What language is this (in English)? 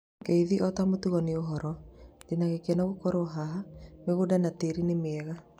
Kikuyu